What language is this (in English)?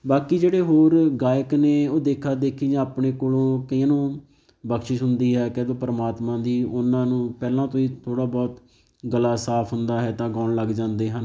Punjabi